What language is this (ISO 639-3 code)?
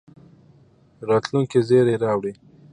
pus